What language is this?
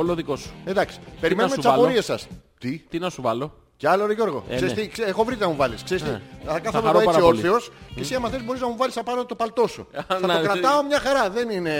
Greek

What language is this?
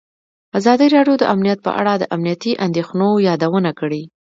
Pashto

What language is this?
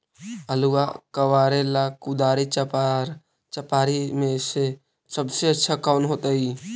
Magahi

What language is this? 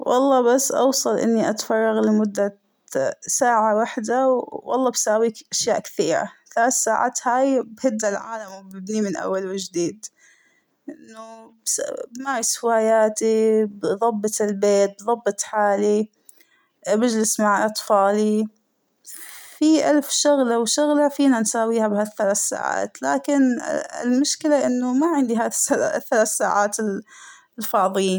Hijazi Arabic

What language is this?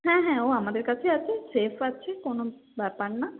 Bangla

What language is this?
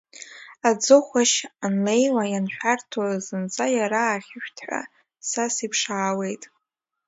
Abkhazian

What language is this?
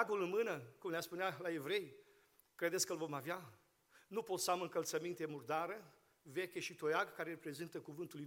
Romanian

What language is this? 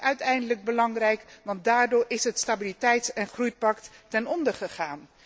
Dutch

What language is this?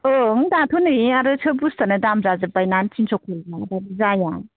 Bodo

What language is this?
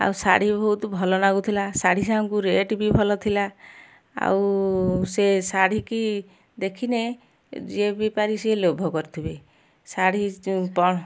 Odia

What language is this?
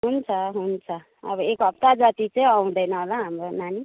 Nepali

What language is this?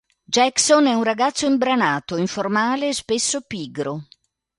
Italian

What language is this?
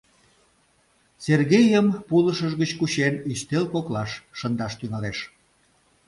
Mari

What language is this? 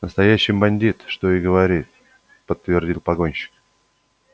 Russian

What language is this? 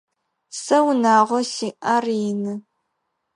Adyghe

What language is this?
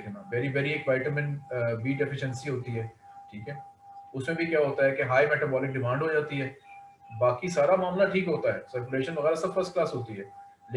Hindi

